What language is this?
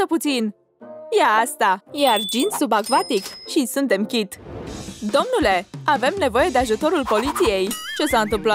Romanian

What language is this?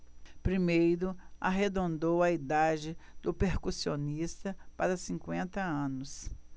Portuguese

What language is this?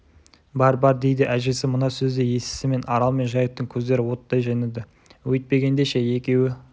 Kazakh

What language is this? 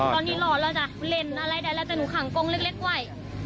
Thai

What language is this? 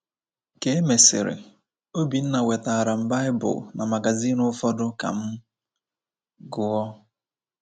Igbo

